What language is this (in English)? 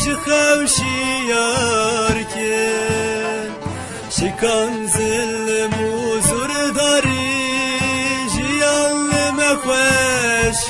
Kurdish